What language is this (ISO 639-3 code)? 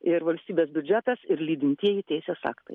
lit